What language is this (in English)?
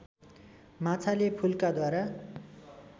Nepali